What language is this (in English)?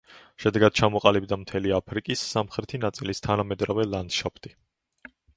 Georgian